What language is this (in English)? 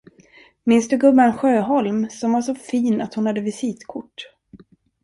Swedish